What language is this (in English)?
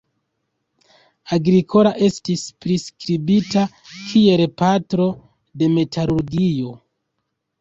Esperanto